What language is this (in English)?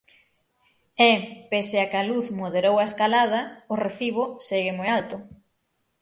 Galician